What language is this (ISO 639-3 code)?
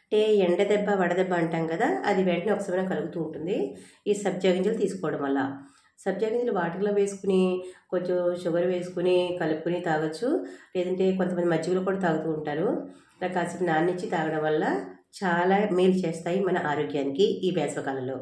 tel